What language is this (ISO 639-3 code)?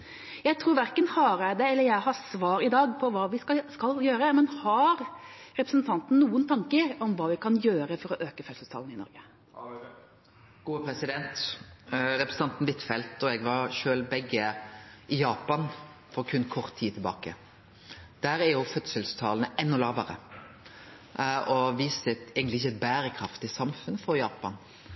nor